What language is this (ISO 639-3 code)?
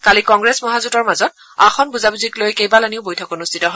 asm